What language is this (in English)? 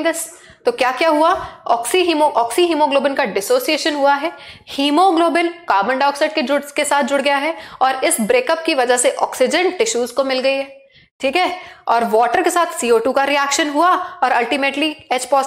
Hindi